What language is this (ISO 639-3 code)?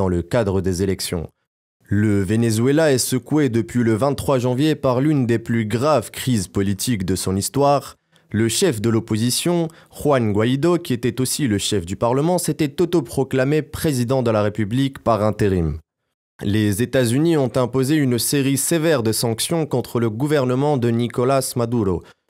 fra